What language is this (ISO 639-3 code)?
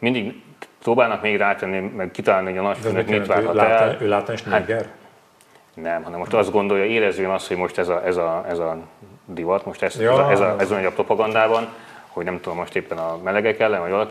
hun